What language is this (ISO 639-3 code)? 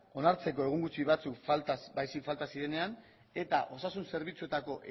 eus